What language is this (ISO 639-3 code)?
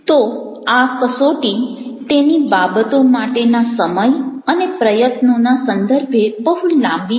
guj